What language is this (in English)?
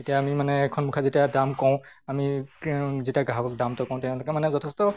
Assamese